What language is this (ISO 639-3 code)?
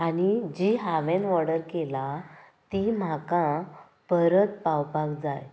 kok